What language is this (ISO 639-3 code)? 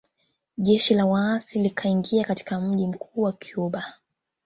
swa